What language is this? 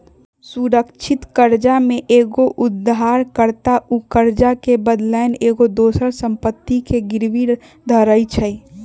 Magahi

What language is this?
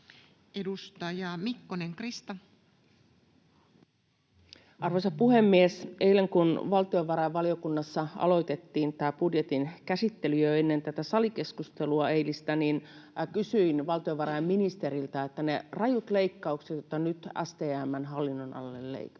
Finnish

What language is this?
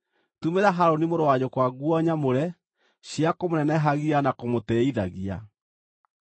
Kikuyu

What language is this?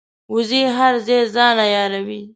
Pashto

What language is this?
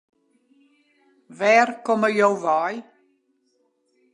Western Frisian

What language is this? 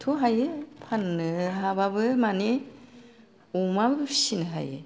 Bodo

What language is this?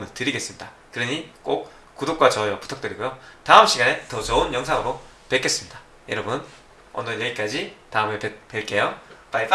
Korean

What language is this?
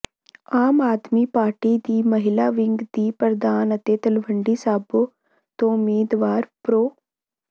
Punjabi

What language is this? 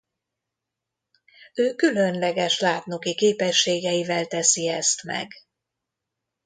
Hungarian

